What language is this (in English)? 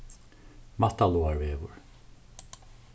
Faroese